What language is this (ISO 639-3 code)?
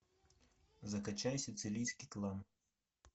rus